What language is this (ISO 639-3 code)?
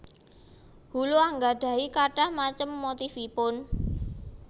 jav